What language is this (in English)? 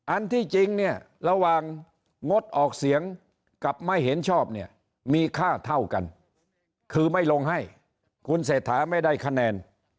Thai